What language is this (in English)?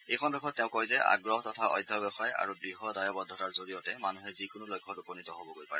Assamese